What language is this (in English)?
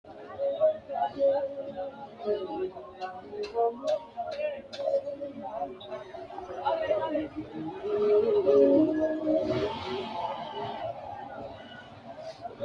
Sidamo